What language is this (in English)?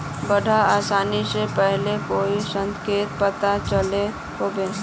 Magahi